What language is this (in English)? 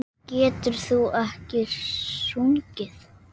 Icelandic